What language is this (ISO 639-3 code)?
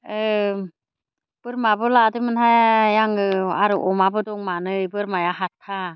brx